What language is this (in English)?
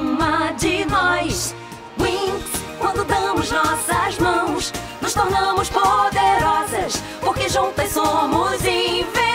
Turkish